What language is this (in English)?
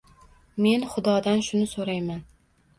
Uzbek